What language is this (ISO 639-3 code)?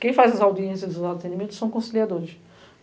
por